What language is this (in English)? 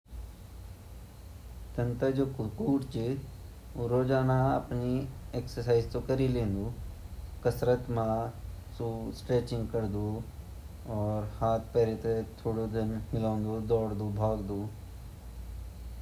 Garhwali